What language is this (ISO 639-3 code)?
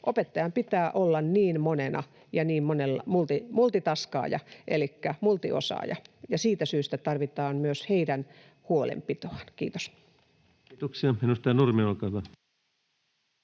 fin